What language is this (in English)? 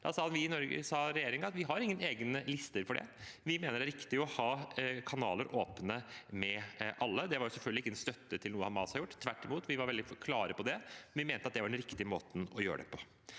Norwegian